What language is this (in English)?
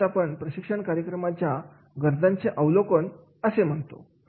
Marathi